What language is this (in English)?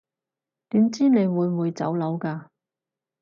Cantonese